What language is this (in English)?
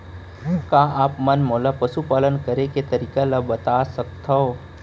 Chhattisgarhi